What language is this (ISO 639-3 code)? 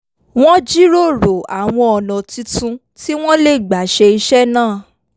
yor